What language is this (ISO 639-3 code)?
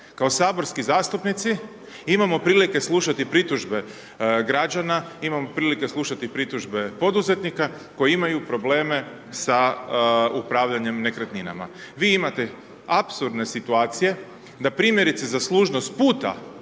hrv